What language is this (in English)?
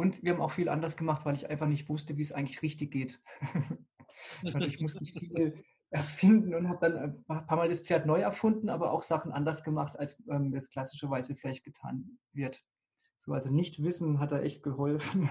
German